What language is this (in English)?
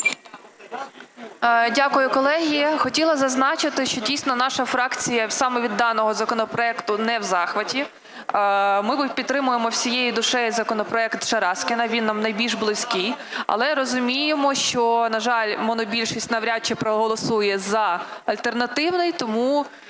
Ukrainian